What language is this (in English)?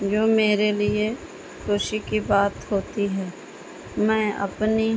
Urdu